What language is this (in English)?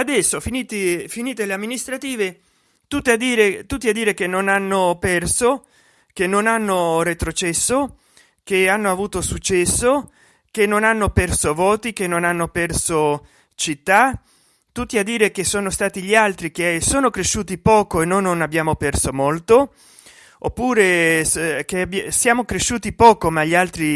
Italian